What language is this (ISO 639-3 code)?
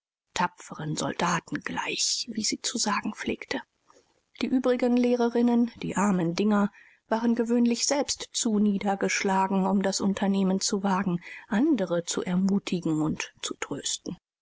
deu